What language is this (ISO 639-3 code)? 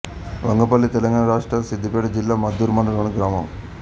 tel